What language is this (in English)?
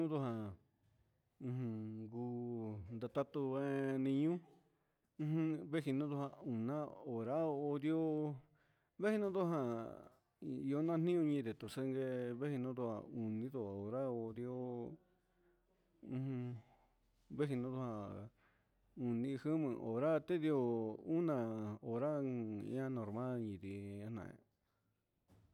Huitepec Mixtec